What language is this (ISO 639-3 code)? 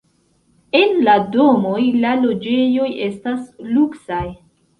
epo